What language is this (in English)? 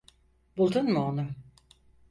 Turkish